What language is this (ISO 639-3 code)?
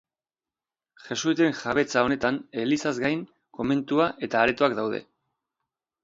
eus